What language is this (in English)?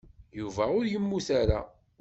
Kabyle